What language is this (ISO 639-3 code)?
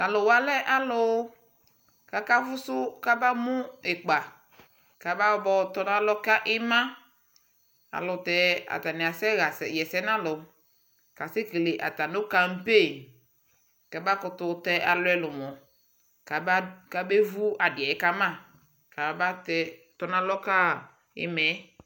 kpo